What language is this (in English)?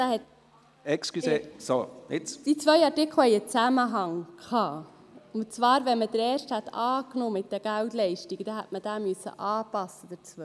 Swiss German